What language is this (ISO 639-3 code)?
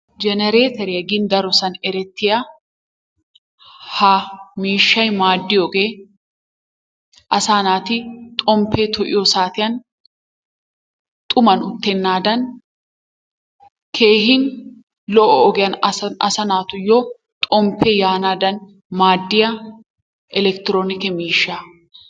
wal